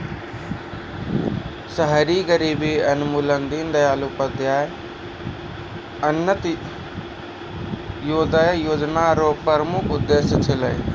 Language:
Maithili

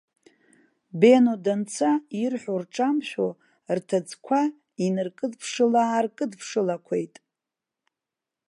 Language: Abkhazian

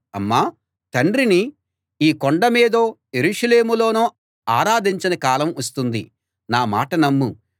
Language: Telugu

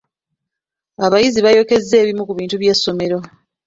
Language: Ganda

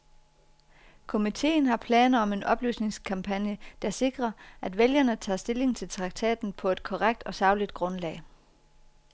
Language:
Danish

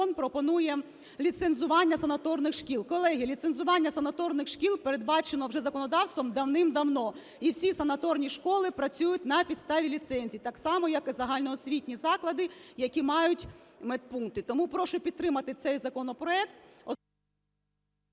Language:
Ukrainian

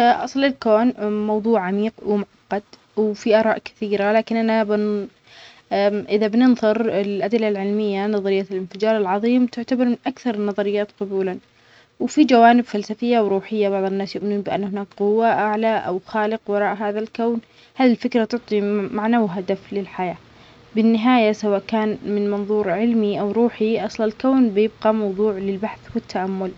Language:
Omani Arabic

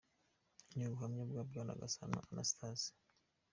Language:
Kinyarwanda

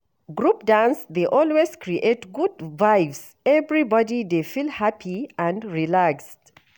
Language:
Nigerian Pidgin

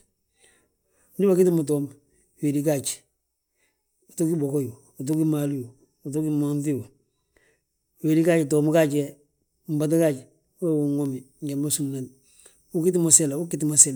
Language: Balanta-Ganja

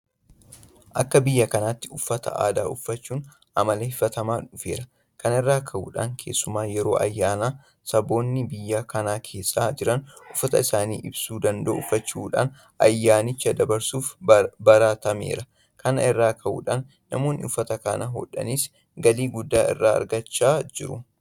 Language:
Oromo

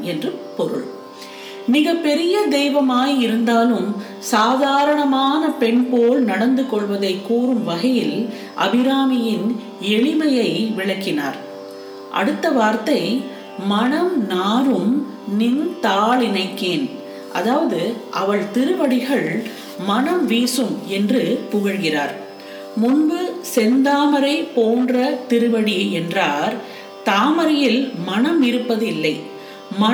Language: Tamil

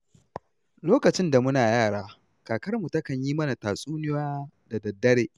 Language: Hausa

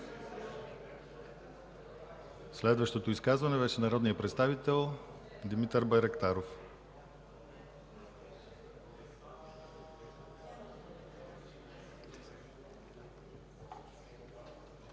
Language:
Bulgarian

